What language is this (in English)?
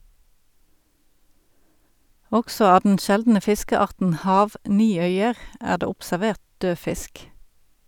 Norwegian